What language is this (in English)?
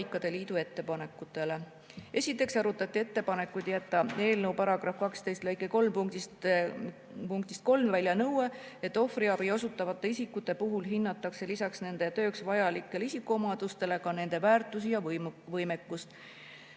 Estonian